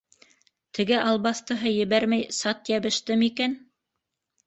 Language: Bashkir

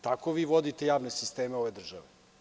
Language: Serbian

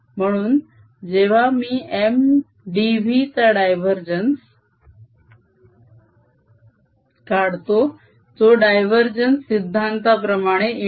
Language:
Marathi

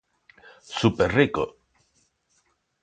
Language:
Galician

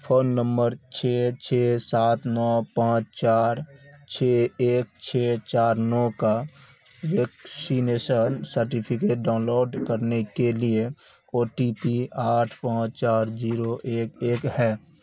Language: Urdu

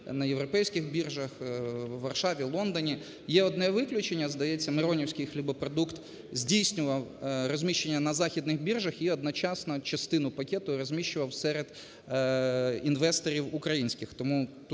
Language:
Ukrainian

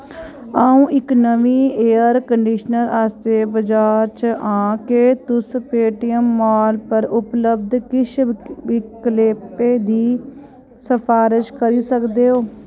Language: Dogri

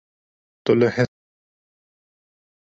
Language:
Kurdish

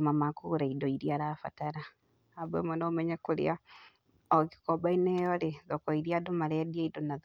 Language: Kikuyu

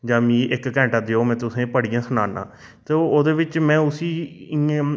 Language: Dogri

